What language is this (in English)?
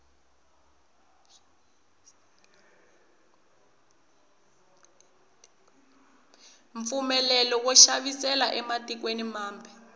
Tsonga